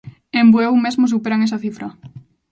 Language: Galician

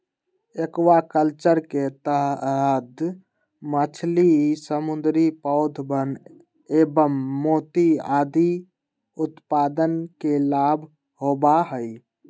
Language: Magahi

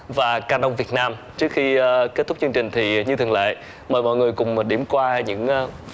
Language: Vietnamese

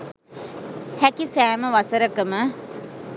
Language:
Sinhala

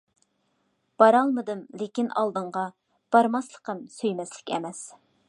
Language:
Uyghur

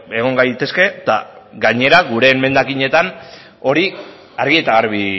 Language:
Basque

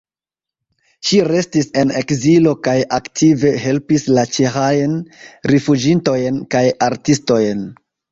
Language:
Esperanto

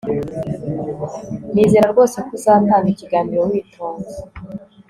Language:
Kinyarwanda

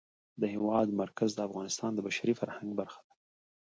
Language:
Pashto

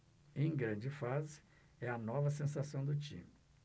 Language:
Portuguese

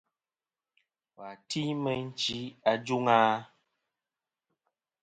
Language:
Kom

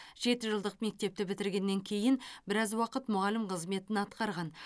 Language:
Kazakh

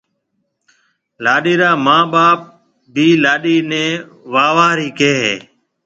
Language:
Marwari (Pakistan)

